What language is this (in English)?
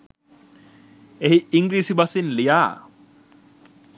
Sinhala